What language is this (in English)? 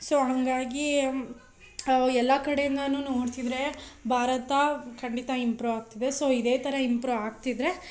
Kannada